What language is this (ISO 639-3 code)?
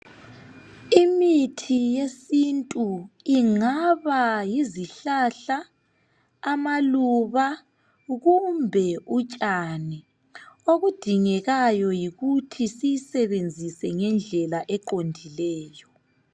nde